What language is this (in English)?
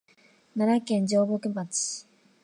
Japanese